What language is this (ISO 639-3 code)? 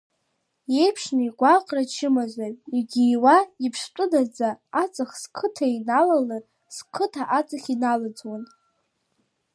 abk